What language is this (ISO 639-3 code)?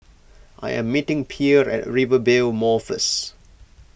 eng